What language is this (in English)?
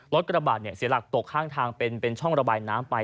Thai